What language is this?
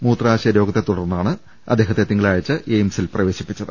Malayalam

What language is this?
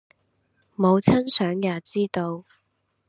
Cantonese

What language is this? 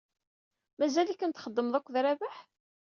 Kabyle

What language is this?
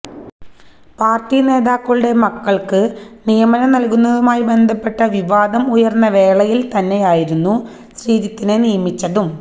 Malayalam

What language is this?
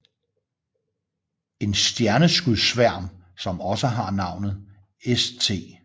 Danish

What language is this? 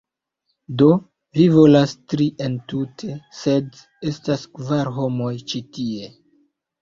Esperanto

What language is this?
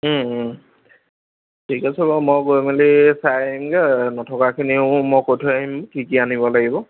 Assamese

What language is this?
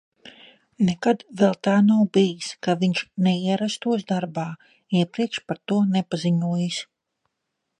Latvian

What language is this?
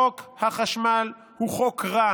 Hebrew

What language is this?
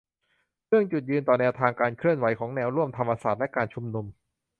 Thai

